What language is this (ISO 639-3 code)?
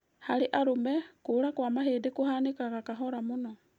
kik